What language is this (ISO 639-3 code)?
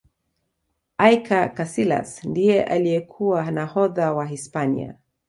swa